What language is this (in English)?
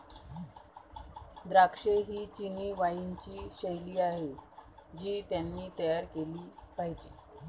Marathi